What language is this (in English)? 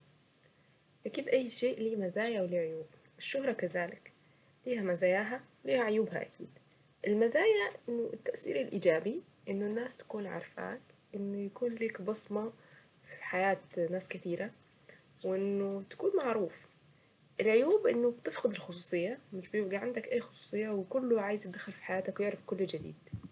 Saidi Arabic